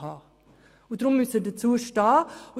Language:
Swiss German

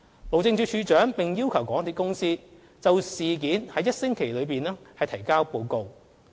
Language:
Cantonese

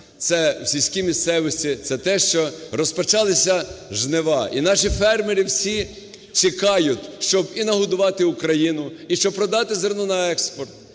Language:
Ukrainian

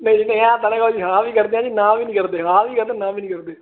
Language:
Punjabi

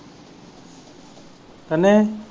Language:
Punjabi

